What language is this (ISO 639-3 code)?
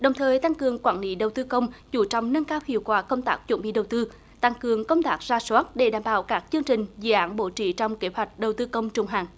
vie